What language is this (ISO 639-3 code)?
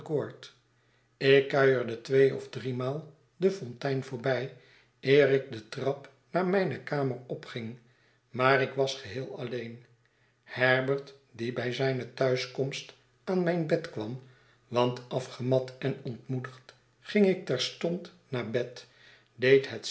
nld